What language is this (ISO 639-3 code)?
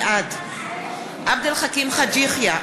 heb